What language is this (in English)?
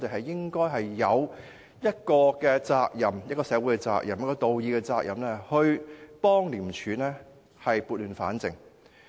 Cantonese